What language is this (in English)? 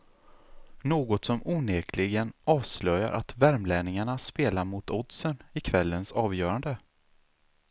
Swedish